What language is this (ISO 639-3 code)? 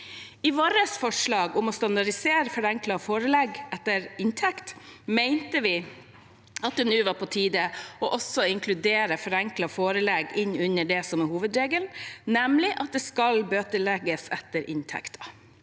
nor